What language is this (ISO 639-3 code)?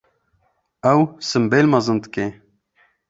kur